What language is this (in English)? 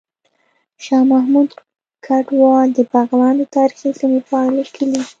Pashto